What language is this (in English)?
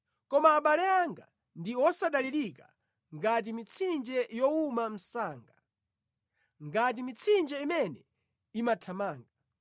Nyanja